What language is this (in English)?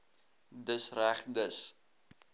Afrikaans